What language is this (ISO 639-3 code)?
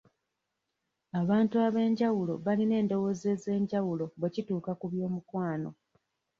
lug